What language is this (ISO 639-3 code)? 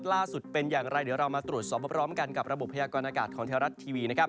tha